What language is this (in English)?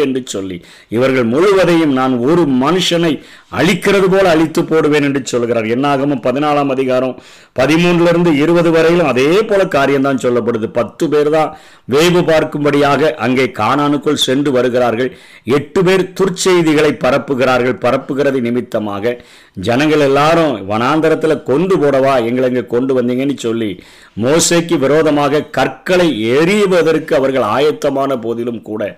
Tamil